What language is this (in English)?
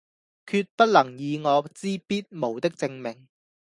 Cantonese